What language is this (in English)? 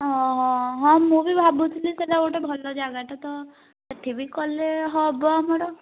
Odia